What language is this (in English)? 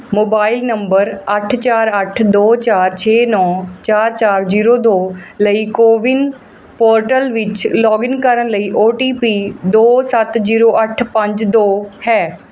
Punjabi